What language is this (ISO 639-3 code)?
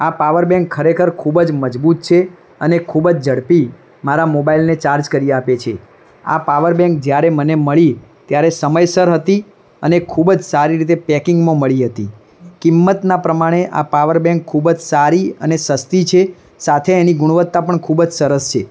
guj